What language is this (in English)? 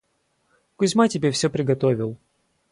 Russian